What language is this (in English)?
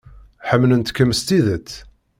Kabyle